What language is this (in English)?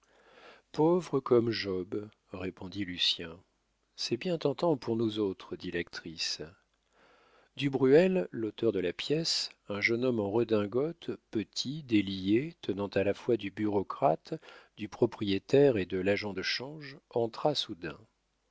French